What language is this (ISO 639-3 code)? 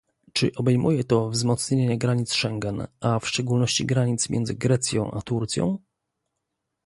pol